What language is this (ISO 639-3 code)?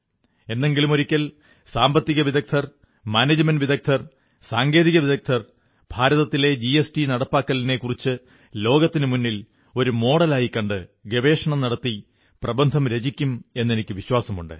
mal